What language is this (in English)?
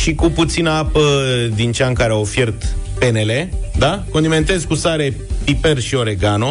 Romanian